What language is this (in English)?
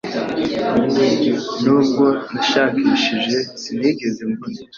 Kinyarwanda